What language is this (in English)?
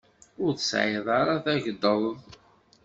Kabyle